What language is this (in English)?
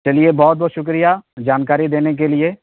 Urdu